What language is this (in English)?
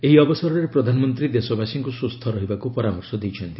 Odia